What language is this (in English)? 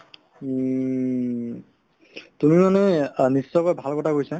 Assamese